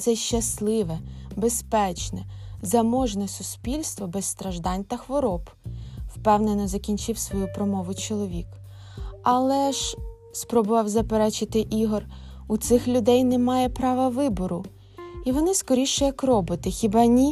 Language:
Ukrainian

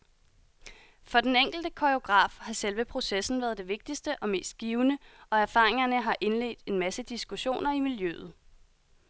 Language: Danish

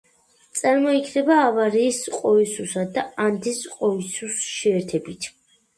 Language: Georgian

